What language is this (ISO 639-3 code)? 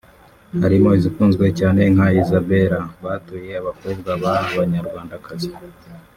kin